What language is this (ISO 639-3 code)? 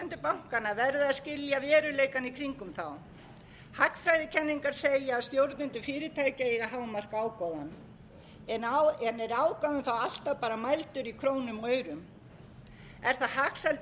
isl